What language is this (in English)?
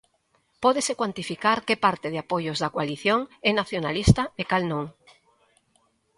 Galician